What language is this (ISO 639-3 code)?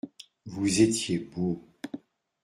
fra